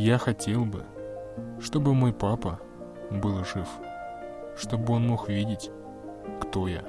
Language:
Russian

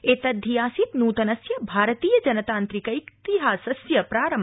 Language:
Sanskrit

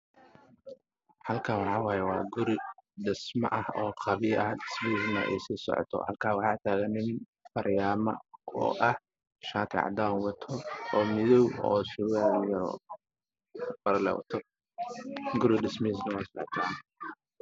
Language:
Somali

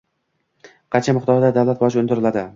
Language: Uzbek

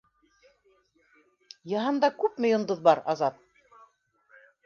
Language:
Bashkir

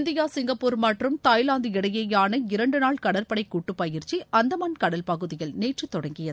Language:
Tamil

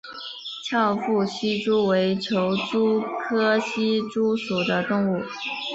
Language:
Chinese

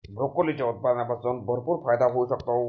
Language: Marathi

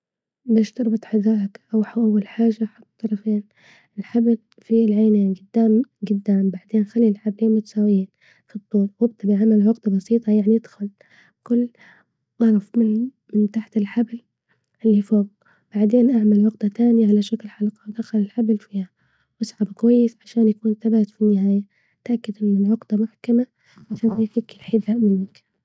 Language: Libyan Arabic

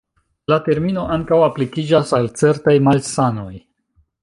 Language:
Esperanto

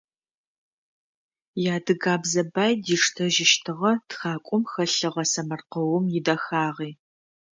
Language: Adyghe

